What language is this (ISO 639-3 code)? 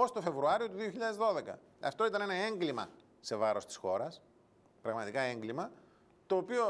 ell